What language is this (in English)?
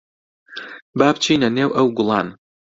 Central Kurdish